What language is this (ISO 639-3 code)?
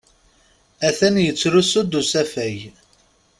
kab